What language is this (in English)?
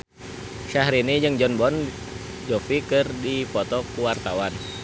Sundanese